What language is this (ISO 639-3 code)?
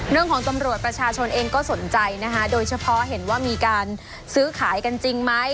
tha